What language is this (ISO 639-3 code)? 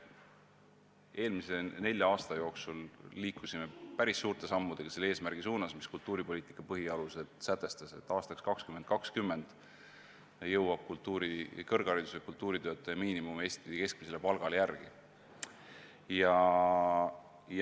est